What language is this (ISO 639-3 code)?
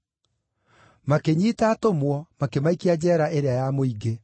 kik